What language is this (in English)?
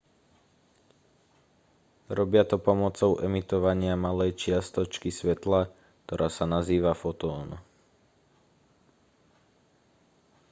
Slovak